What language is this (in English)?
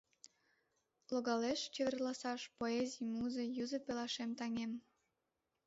Mari